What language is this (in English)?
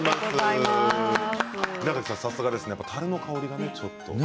Japanese